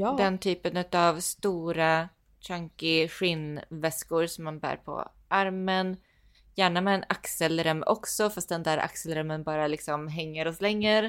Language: Swedish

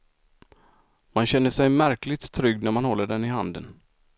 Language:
Swedish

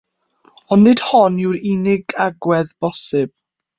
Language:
Welsh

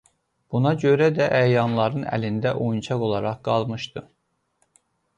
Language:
Azerbaijani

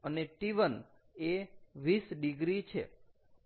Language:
Gujarati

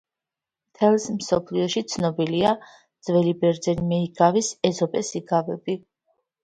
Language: Georgian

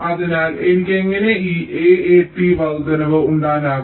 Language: Malayalam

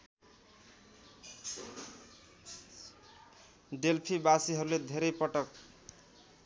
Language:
Nepali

